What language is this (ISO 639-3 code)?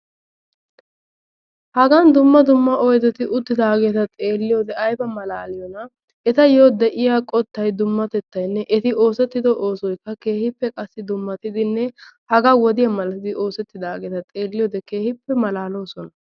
wal